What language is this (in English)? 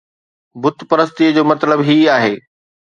Sindhi